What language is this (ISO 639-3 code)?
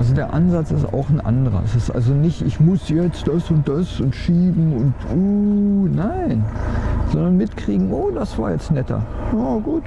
deu